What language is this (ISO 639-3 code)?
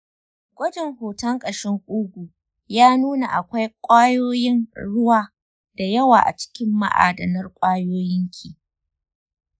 hau